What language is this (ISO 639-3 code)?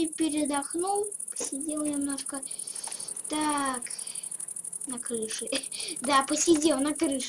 rus